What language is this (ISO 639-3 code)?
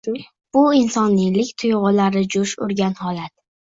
uzb